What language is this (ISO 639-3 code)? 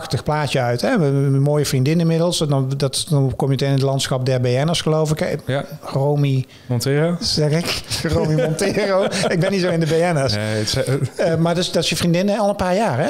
nld